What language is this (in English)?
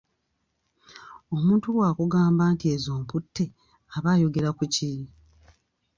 Ganda